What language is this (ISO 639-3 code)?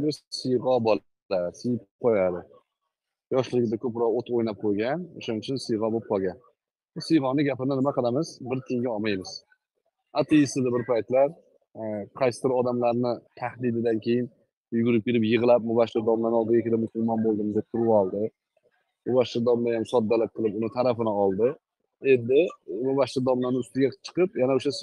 tur